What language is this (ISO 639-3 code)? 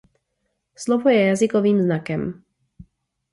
ces